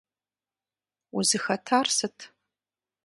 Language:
Kabardian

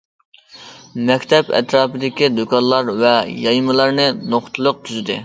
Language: Uyghur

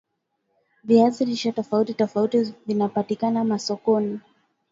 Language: Swahili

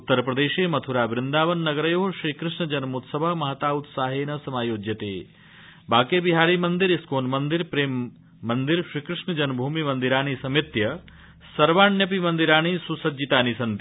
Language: Sanskrit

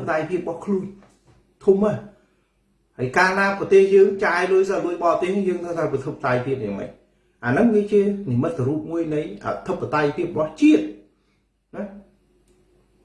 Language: Vietnamese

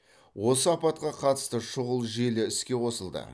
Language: Kazakh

